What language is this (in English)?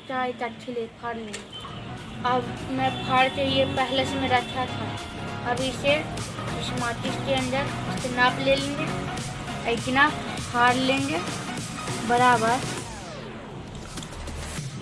Hindi